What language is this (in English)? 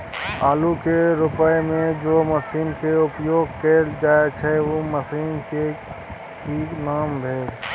Maithili